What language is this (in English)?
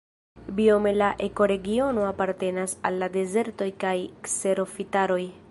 Esperanto